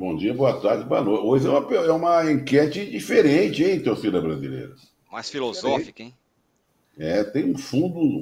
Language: Portuguese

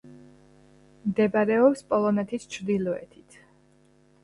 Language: Georgian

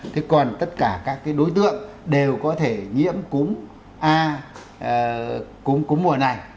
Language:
Vietnamese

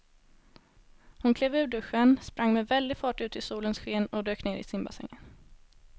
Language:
Swedish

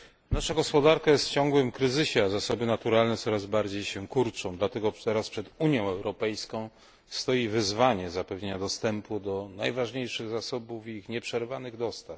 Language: Polish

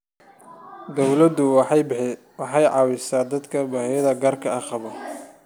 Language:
Somali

